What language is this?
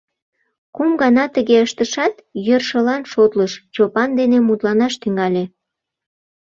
Mari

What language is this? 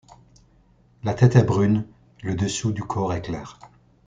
French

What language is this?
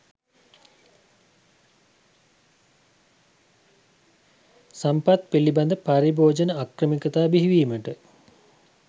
Sinhala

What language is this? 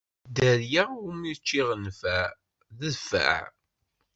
Kabyle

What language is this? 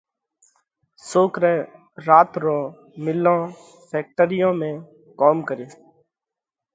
Parkari Koli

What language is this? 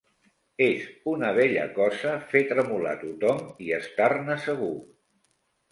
Catalan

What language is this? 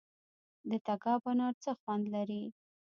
Pashto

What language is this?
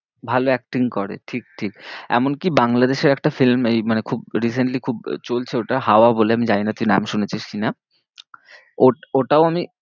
Bangla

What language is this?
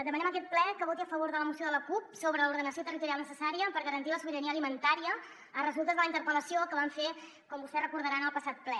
Catalan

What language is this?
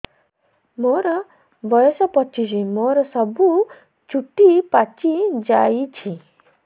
Odia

